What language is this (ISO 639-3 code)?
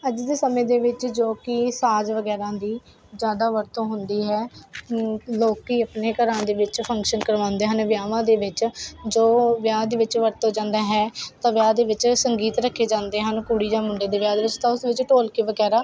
pan